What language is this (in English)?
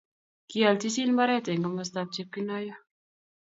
Kalenjin